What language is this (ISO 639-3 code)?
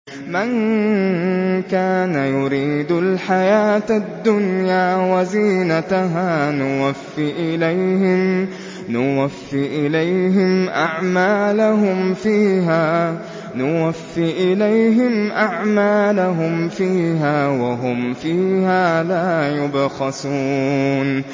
ara